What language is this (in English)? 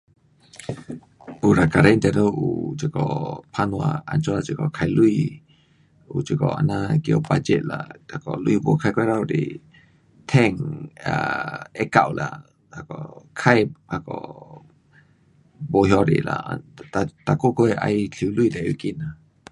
Pu-Xian Chinese